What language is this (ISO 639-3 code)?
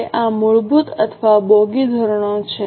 guj